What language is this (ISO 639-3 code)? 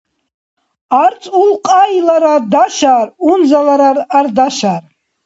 dar